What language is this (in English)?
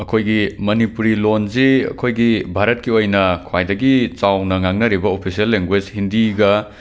Manipuri